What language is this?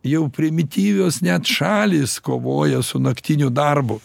Lithuanian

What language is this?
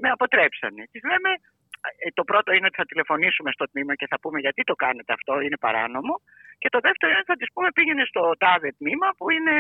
Greek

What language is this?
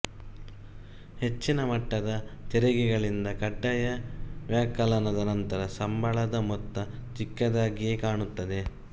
Kannada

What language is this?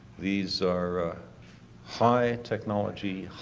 English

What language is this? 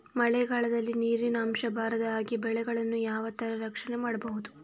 Kannada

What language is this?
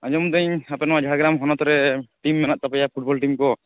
Santali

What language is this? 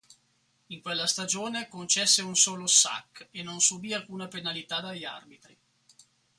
Italian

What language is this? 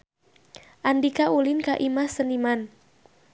Sundanese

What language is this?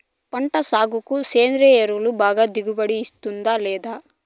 Telugu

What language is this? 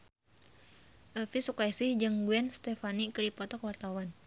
Sundanese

